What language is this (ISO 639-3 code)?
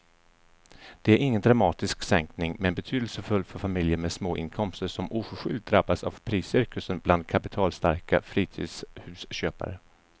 swe